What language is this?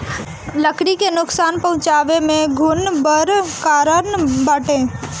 Bhojpuri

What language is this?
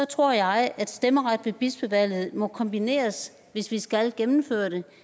Danish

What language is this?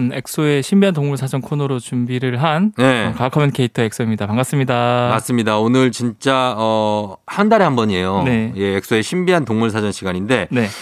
Korean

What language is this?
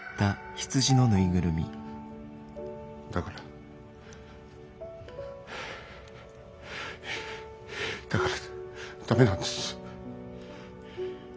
Japanese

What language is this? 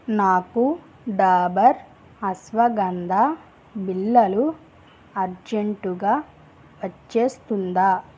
Telugu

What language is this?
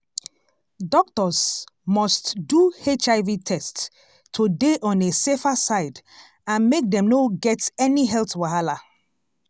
Nigerian Pidgin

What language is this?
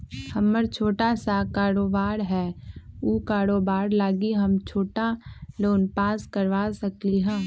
Magahi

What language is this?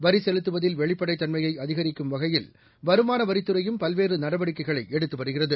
Tamil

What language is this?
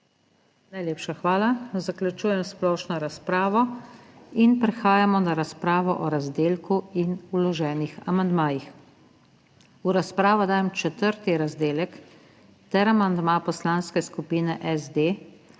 Slovenian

